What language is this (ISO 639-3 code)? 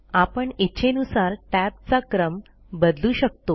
mar